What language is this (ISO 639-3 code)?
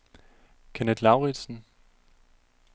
dan